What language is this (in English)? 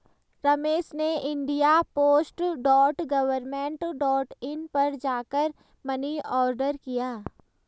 Hindi